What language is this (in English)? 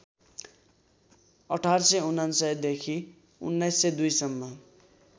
Nepali